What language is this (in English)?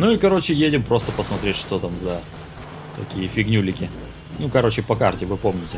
Russian